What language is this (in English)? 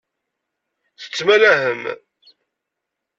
Kabyle